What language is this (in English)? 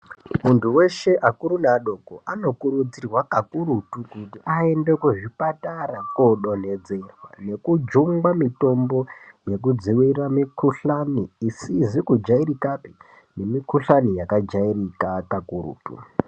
Ndau